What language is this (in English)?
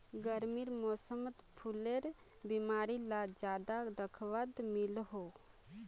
Magahi